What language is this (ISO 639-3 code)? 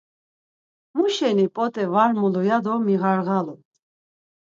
lzz